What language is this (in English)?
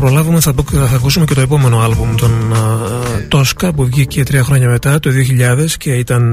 Greek